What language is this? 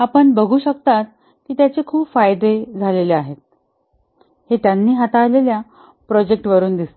Marathi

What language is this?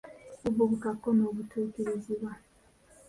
Ganda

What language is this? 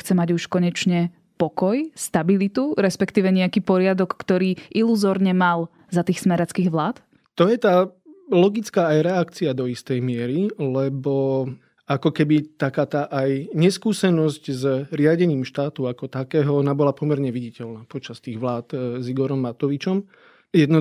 Slovak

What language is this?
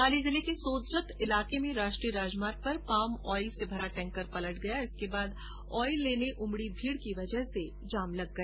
Hindi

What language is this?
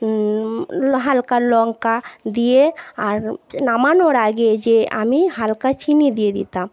Bangla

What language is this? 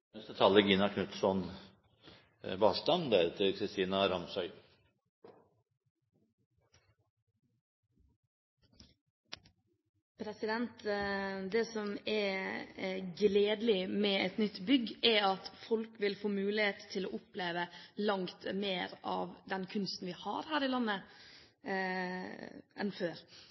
Norwegian Bokmål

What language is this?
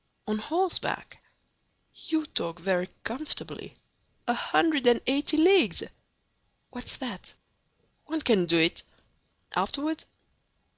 English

